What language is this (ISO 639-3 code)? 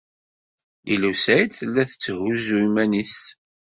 kab